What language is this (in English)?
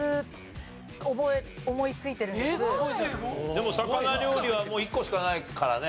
Japanese